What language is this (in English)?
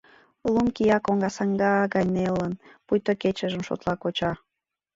Mari